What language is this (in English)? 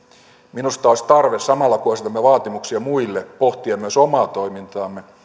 Finnish